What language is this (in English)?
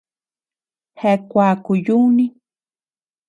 Tepeuxila Cuicatec